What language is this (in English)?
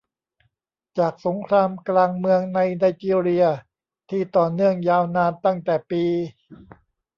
Thai